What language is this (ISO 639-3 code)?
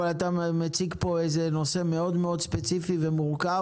heb